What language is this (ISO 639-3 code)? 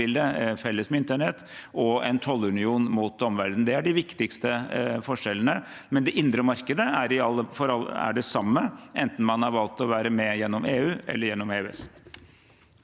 nor